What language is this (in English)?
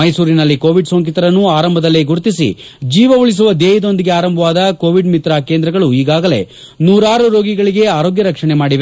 Kannada